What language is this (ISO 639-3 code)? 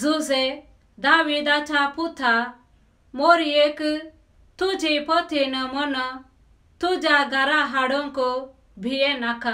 ron